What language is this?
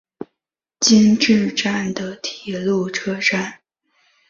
Chinese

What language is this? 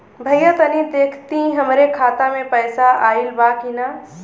Bhojpuri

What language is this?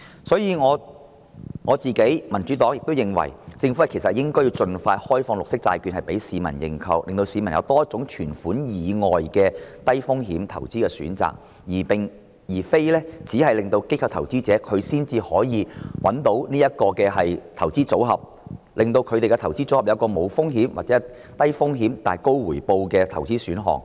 Cantonese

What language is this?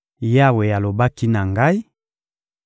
Lingala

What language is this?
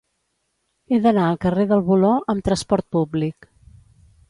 Catalan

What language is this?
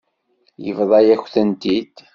Kabyle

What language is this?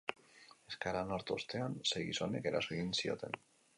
Basque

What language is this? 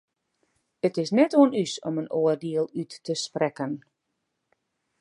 Western Frisian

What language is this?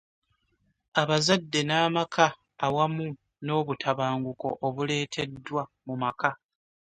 Ganda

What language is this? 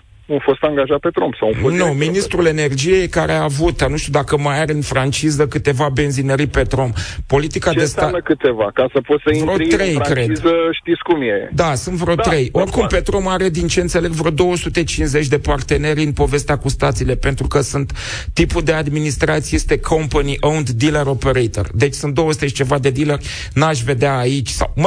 Romanian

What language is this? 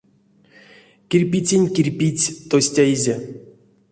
Erzya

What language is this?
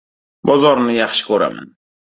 Uzbek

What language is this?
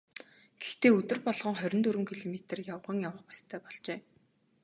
Mongolian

